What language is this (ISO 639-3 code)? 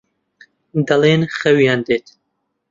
ckb